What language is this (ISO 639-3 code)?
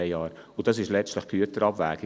gsw